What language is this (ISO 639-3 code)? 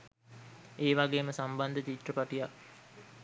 sin